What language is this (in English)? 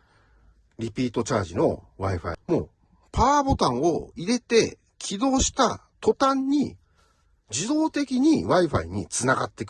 Japanese